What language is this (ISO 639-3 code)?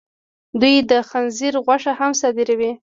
pus